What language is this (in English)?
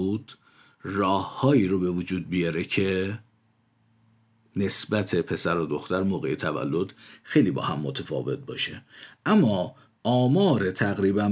Persian